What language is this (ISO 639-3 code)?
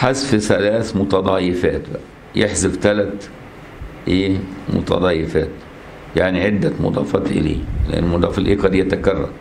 ara